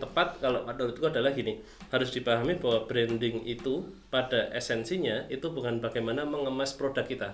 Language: Indonesian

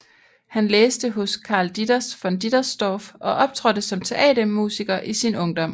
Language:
Danish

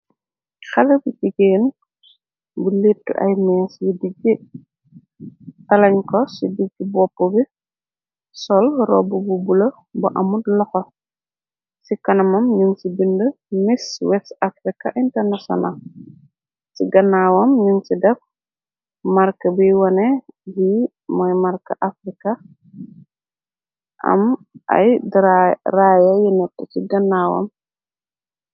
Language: Wolof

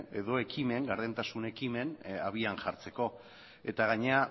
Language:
Basque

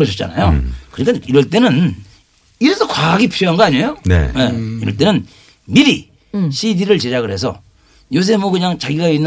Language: Korean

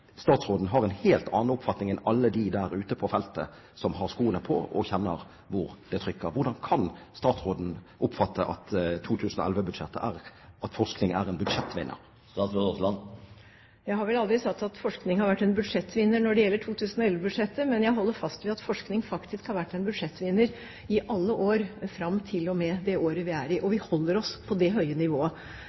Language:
Norwegian Bokmål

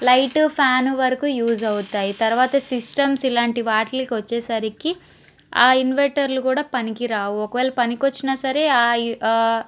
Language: Telugu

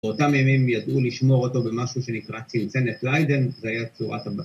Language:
Hebrew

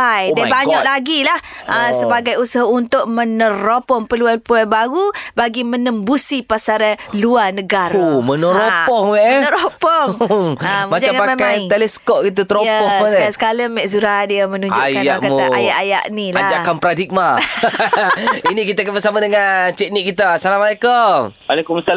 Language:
Malay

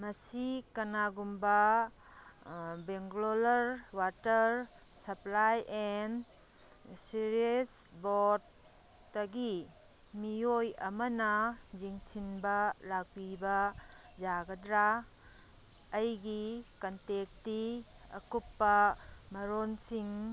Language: Manipuri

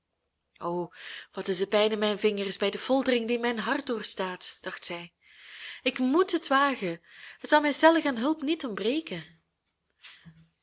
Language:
Dutch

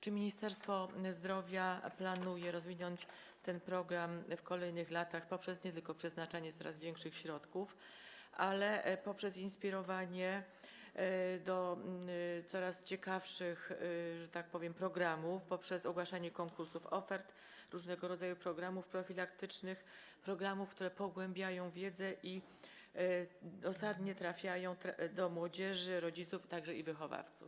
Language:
Polish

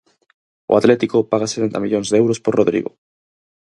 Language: Galician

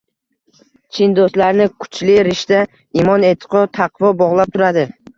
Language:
Uzbek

